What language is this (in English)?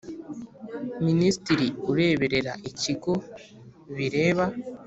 Kinyarwanda